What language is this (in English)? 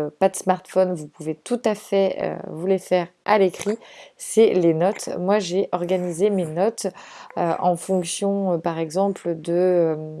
French